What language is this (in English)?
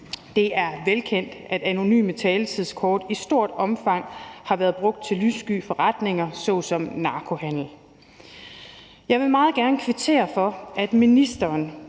Danish